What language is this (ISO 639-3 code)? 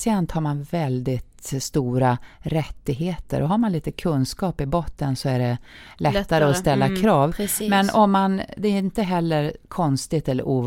swe